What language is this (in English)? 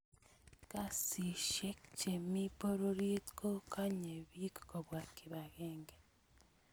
Kalenjin